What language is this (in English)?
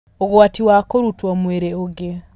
Kikuyu